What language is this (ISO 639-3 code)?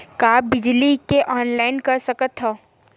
hne